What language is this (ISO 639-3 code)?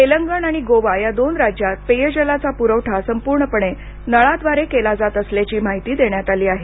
mar